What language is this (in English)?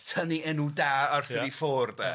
Welsh